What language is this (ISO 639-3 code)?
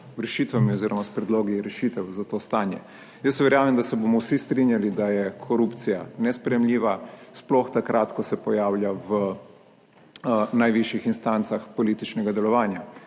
slv